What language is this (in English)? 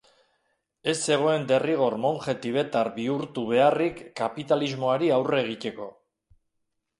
Basque